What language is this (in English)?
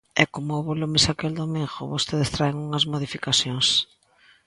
Galician